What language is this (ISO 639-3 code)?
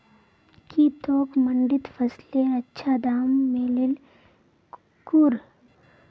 mag